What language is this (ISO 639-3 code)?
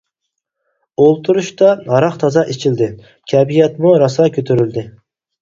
uig